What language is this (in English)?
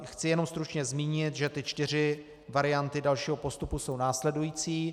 Czech